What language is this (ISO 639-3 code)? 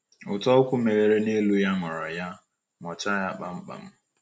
ibo